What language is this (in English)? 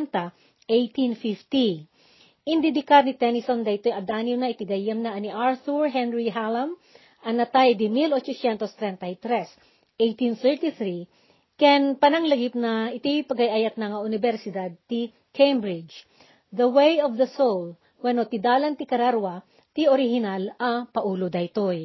Filipino